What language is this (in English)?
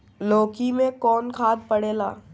Bhojpuri